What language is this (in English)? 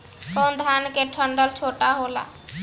Bhojpuri